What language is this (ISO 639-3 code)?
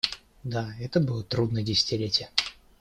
rus